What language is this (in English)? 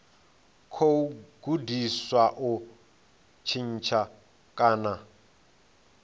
Venda